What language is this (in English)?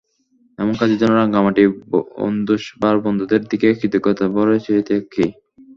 Bangla